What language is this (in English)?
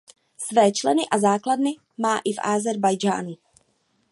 Czech